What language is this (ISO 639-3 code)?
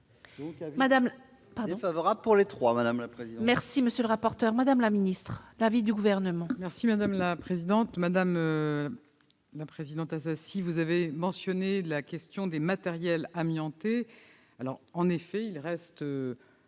fra